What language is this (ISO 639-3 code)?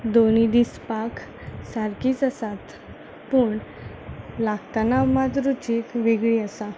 kok